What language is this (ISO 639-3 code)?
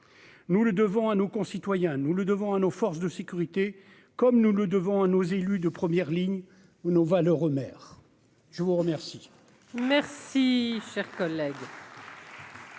fra